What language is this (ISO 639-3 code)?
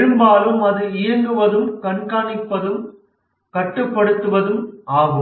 tam